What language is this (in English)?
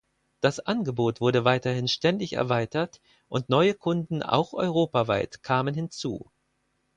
German